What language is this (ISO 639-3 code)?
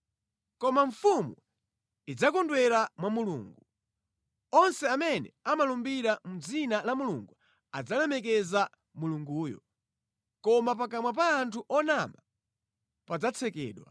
nya